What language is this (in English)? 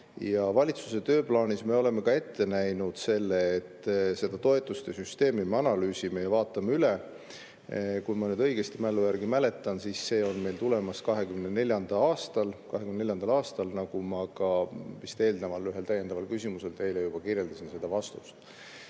Estonian